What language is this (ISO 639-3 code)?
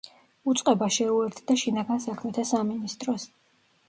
kat